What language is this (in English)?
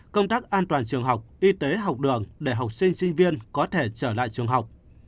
Vietnamese